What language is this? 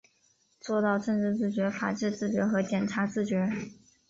Chinese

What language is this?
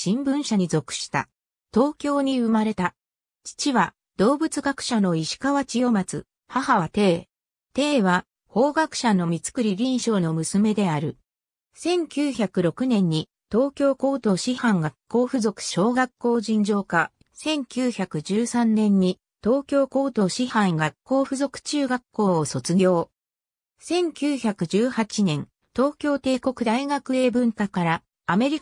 Japanese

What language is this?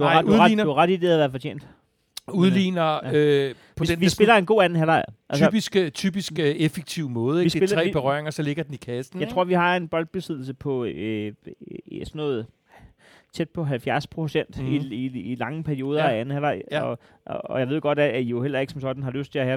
Danish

